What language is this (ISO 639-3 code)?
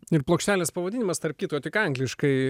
lit